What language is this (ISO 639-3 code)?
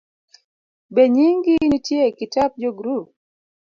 luo